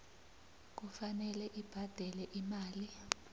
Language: South Ndebele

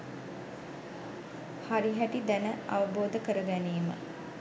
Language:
Sinhala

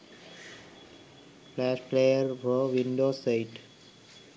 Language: Sinhala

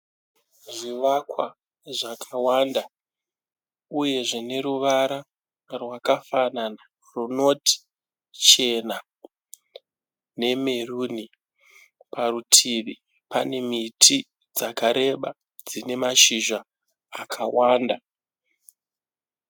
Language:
Shona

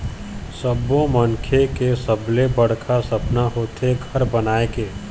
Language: Chhattisgarhi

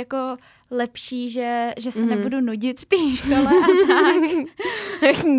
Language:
Czech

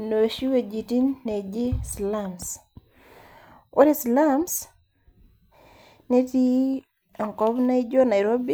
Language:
Masai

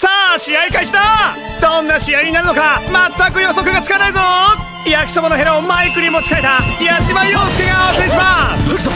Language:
Japanese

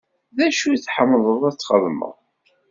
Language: Kabyle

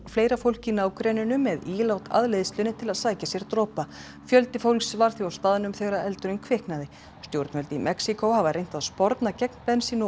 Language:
Icelandic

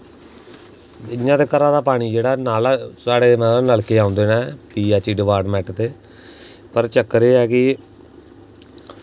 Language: Dogri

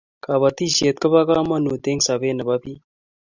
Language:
Kalenjin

